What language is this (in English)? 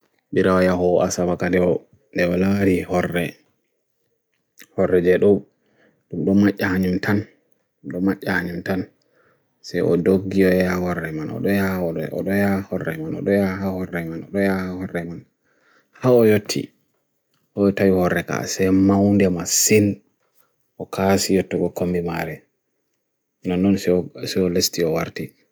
Bagirmi Fulfulde